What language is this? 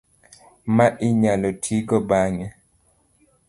Luo (Kenya and Tanzania)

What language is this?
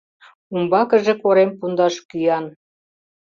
Mari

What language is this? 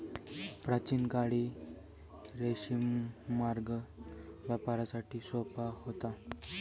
Marathi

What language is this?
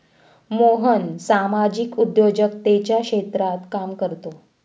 Marathi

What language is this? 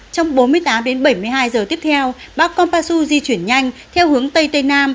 Vietnamese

